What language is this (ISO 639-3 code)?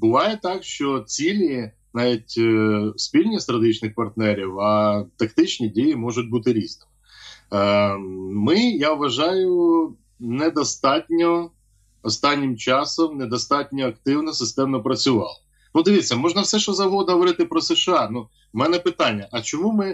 ukr